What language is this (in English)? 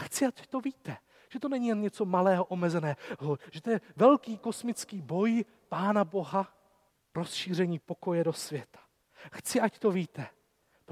Czech